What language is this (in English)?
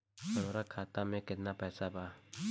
Bhojpuri